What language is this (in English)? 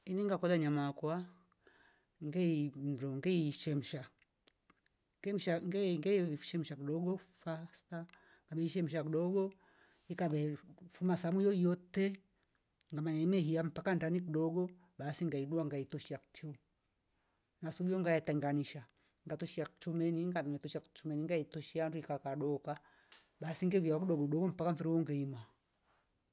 Rombo